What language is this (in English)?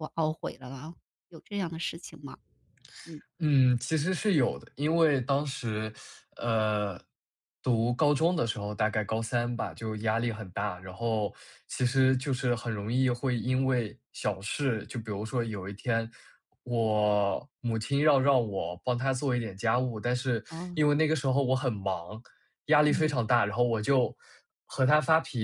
Chinese